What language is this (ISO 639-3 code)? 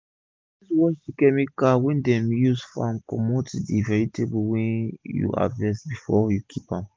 pcm